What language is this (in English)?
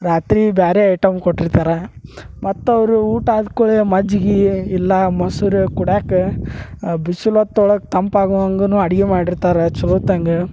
Kannada